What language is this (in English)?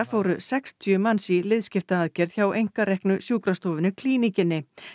Icelandic